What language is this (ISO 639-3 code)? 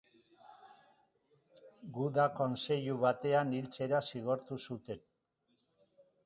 eus